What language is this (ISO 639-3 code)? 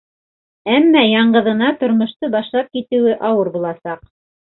bak